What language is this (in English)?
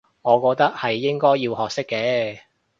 Cantonese